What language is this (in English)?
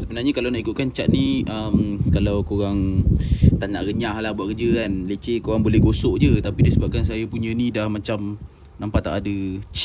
Malay